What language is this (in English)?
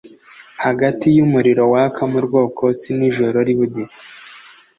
Kinyarwanda